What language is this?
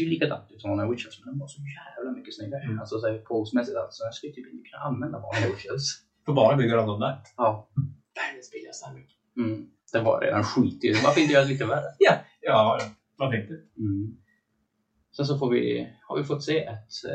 Swedish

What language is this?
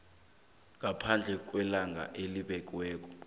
South Ndebele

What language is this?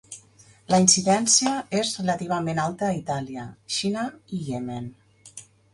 Catalan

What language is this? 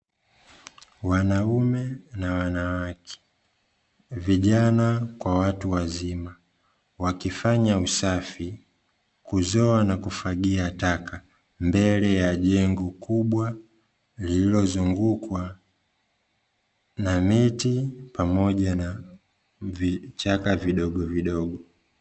Swahili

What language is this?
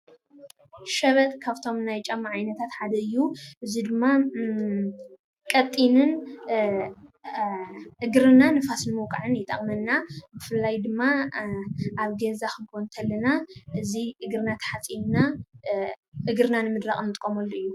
Tigrinya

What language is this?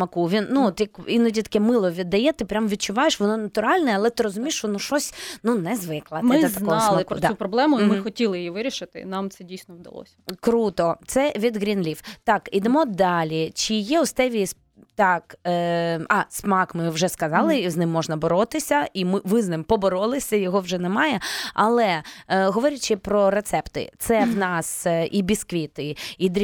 Ukrainian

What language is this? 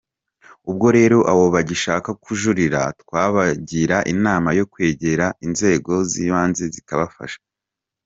Kinyarwanda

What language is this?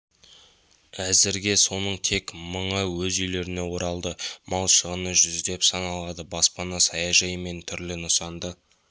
Kazakh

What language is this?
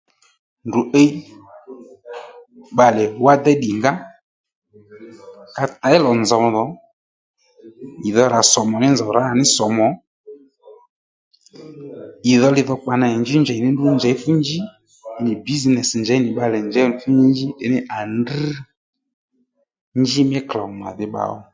Lendu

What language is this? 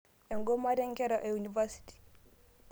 Masai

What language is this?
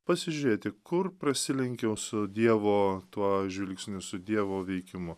Lithuanian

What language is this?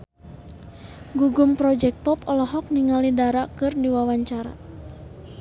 Sundanese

